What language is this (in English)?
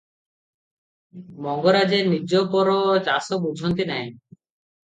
Odia